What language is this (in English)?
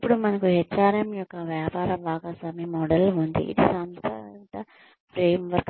Telugu